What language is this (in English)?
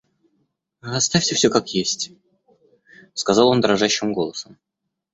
Russian